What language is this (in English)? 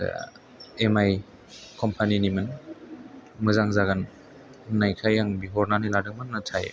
Bodo